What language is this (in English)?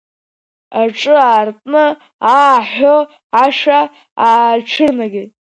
Abkhazian